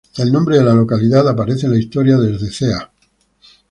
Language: Spanish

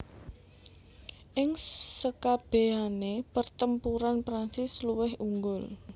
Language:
Javanese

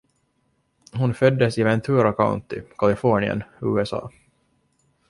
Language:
Swedish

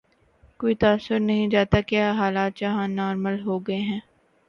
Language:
Urdu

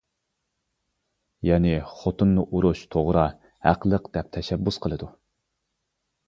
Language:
Uyghur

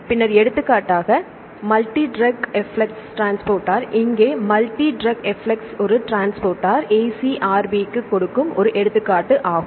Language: Tamil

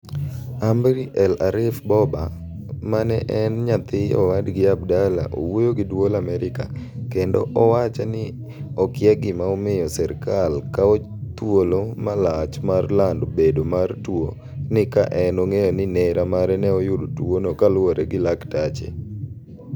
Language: Luo (Kenya and Tanzania)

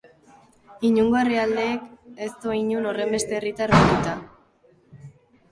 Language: Basque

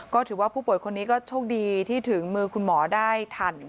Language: Thai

